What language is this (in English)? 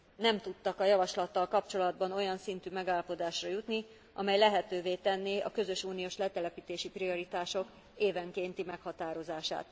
Hungarian